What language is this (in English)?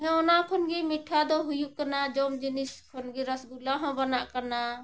Santali